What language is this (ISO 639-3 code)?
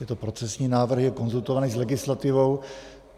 ces